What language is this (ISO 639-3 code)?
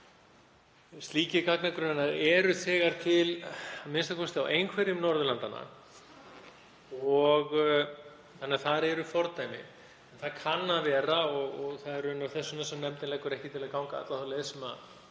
isl